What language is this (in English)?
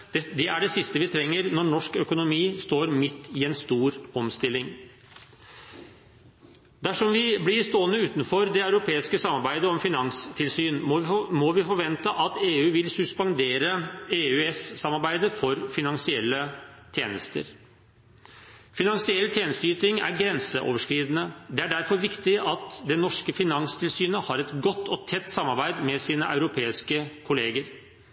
Norwegian Bokmål